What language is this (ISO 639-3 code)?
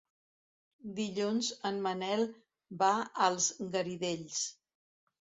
cat